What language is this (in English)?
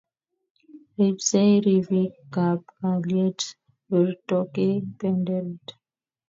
Kalenjin